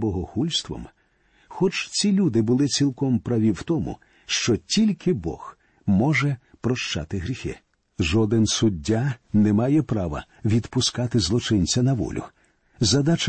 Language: Ukrainian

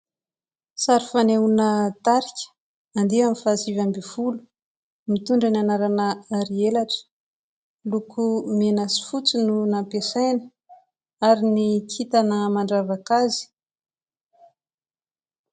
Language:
Malagasy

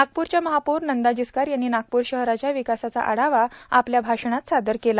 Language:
Marathi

